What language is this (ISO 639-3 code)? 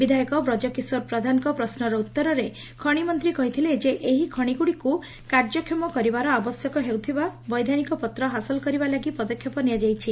ori